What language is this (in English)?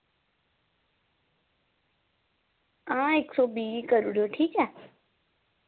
Dogri